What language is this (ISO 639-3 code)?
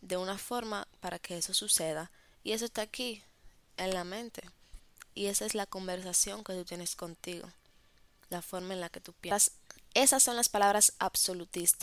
spa